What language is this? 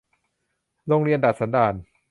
Thai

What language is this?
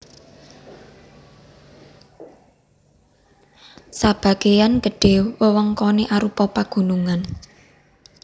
Javanese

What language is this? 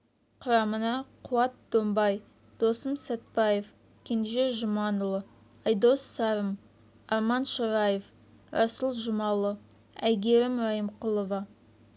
Kazakh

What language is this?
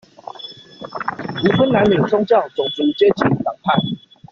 Chinese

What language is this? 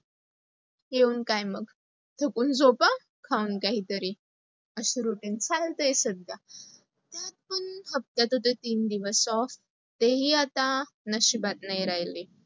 Marathi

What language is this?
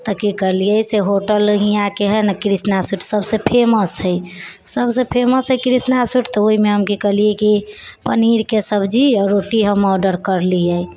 Maithili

